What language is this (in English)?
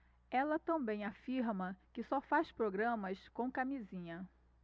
Portuguese